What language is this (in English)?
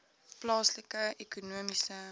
Afrikaans